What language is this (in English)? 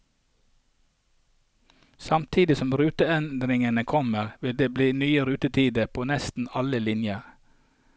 Norwegian